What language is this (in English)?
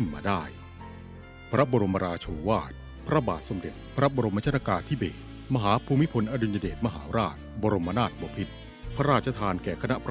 Thai